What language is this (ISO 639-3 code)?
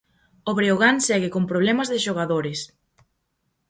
glg